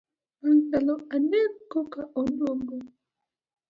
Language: Luo (Kenya and Tanzania)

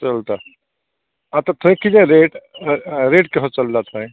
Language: Konkani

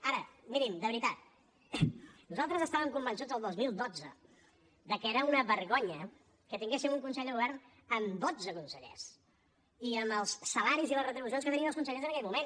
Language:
Catalan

